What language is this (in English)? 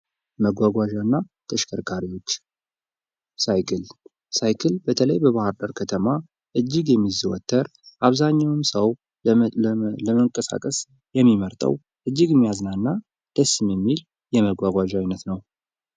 Amharic